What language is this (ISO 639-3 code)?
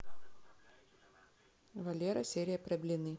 rus